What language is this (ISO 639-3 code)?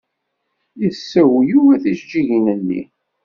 kab